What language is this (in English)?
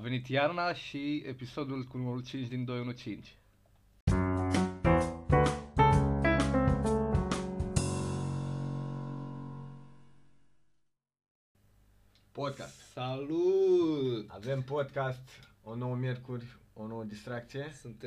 Romanian